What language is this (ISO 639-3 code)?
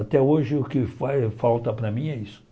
por